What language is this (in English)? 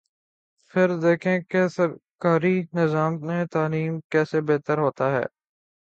Urdu